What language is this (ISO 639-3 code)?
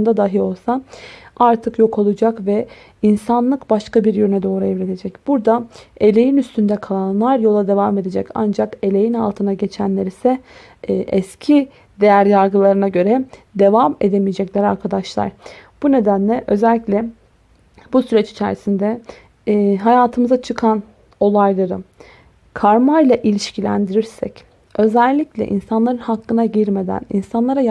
tur